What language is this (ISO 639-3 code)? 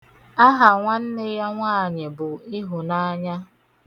ibo